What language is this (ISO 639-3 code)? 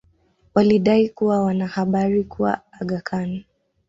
swa